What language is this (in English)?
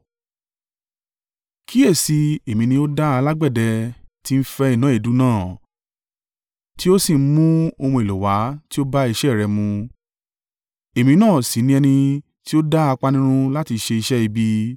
Yoruba